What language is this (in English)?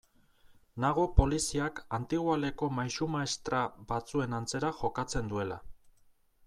Basque